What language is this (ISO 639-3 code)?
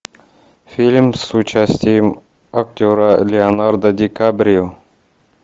rus